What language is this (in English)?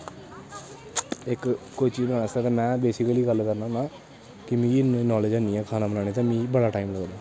Dogri